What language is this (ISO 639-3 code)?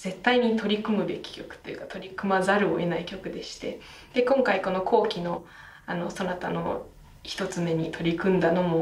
jpn